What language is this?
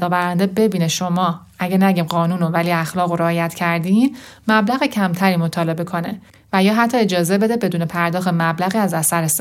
Persian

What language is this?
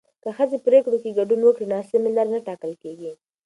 Pashto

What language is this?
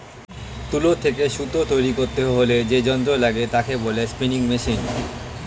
Bangla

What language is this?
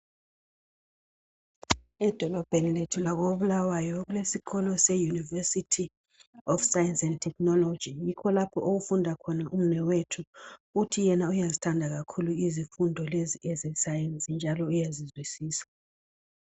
North Ndebele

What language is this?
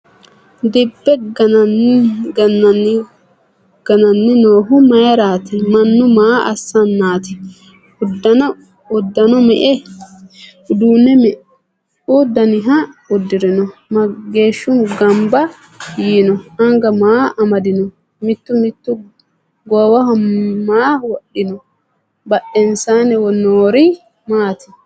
Sidamo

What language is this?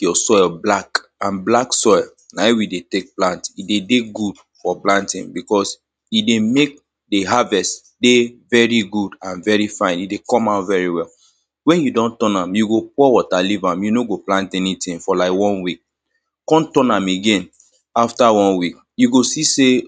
Nigerian Pidgin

